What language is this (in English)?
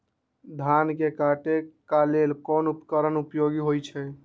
Magahi